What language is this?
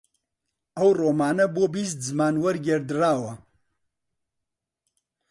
Central Kurdish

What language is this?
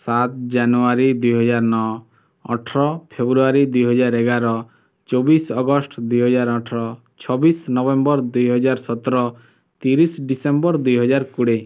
Odia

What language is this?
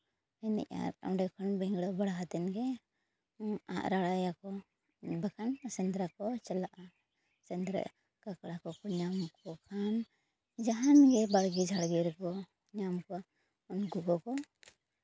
Santali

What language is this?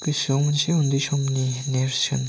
Bodo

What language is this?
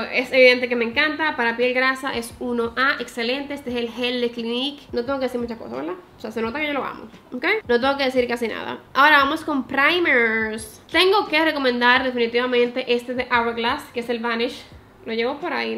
Spanish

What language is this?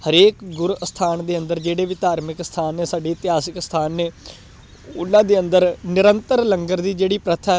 Punjabi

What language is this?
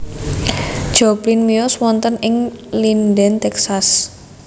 Javanese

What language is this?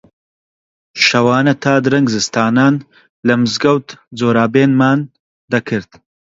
Central Kurdish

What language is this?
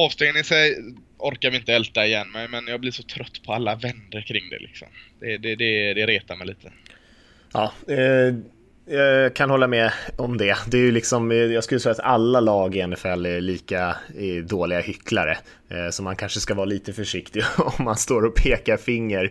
Swedish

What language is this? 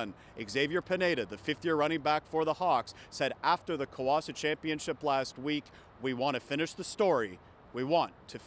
English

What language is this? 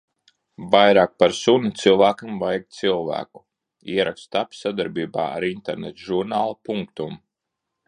Latvian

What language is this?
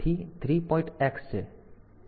Gujarati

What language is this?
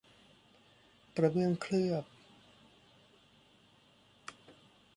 Thai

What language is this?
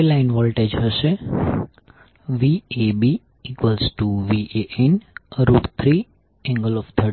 Gujarati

